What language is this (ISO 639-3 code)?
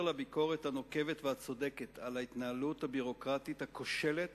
heb